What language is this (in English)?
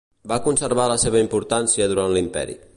Catalan